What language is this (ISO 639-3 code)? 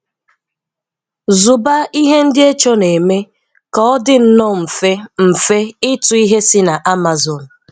ibo